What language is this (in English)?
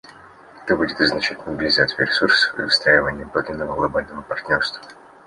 Russian